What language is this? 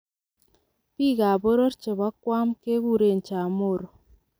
Kalenjin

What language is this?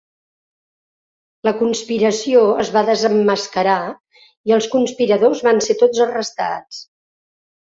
Catalan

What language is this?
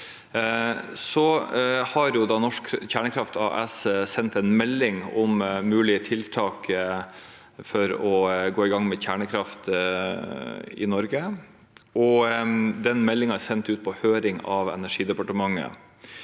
Norwegian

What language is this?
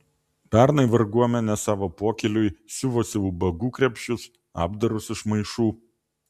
Lithuanian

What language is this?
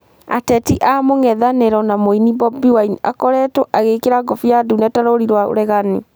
Kikuyu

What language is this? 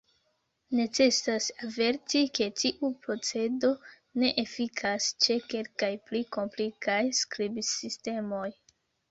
Esperanto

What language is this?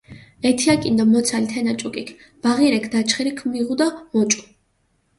Mingrelian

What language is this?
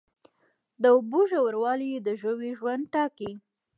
Pashto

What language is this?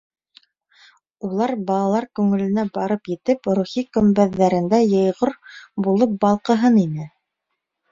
Bashkir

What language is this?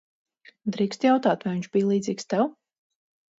Latvian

